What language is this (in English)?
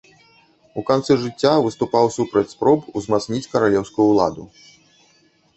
Belarusian